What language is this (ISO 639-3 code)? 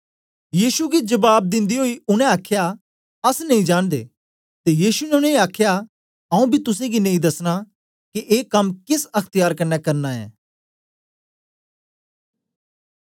doi